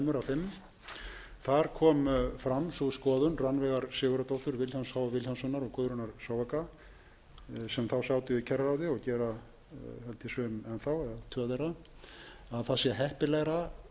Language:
Icelandic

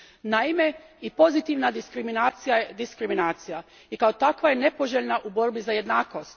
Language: Croatian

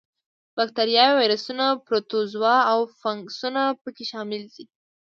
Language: Pashto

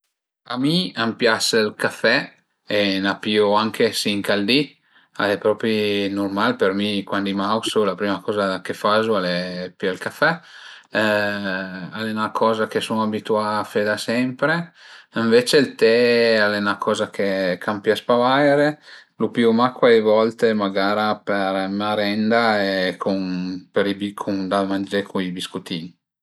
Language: Piedmontese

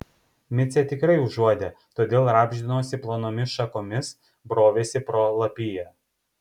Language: Lithuanian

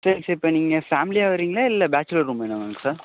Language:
Tamil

